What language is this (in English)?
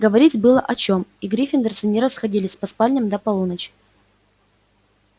Russian